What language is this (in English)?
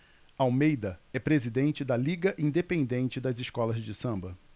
Portuguese